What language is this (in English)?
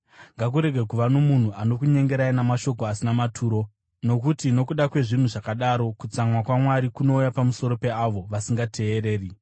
Shona